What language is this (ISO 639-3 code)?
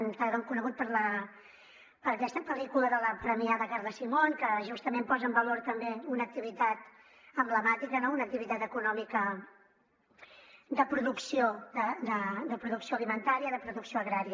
cat